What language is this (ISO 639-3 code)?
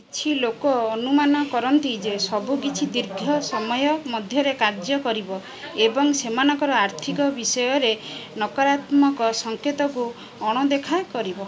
ori